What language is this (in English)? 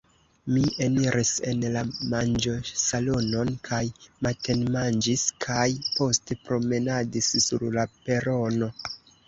Esperanto